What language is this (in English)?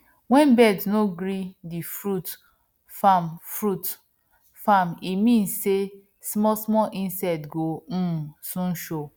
Nigerian Pidgin